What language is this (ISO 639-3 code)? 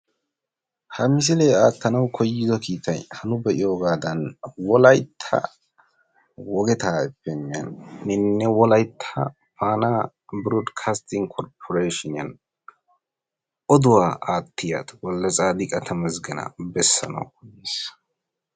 wal